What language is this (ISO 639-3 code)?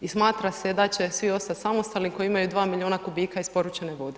hrv